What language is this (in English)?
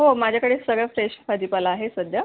Marathi